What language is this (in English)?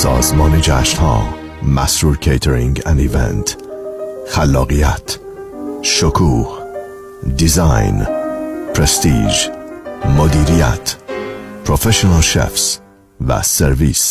Persian